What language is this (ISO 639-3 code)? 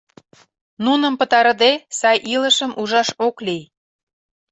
chm